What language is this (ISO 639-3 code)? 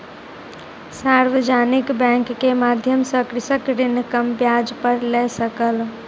mai